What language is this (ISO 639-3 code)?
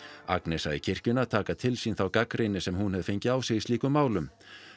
isl